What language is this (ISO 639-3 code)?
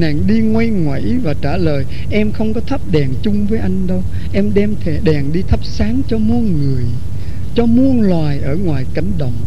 vie